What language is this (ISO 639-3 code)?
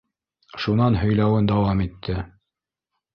bak